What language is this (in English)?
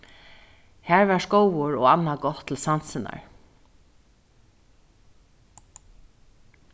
Faroese